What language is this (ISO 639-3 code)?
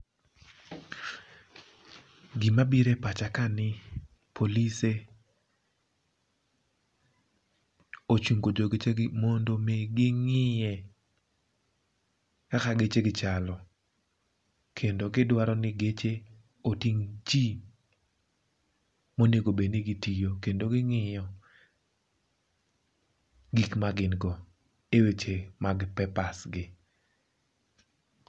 luo